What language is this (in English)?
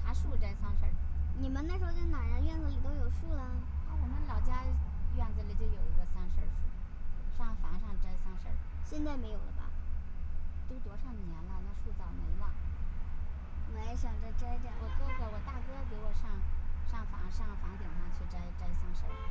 Chinese